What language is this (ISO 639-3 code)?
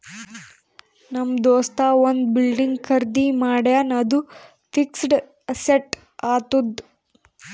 kan